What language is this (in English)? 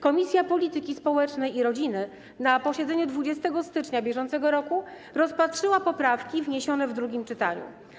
Polish